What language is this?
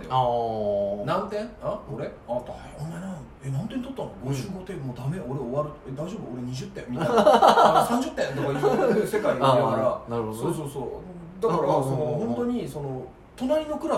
Japanese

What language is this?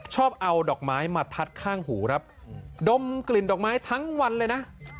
Thai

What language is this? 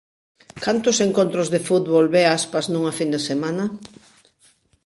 Galician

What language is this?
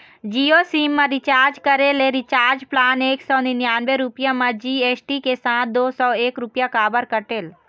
Chhattisgarhi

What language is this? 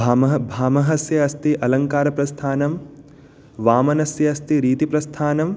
Sanskrit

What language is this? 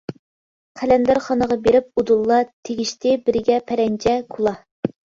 Uyghur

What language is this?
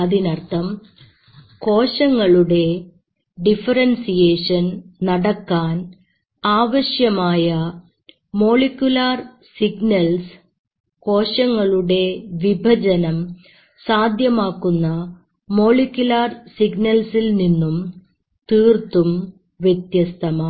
Malayalam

